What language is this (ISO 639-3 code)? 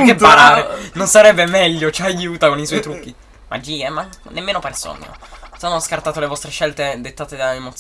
ita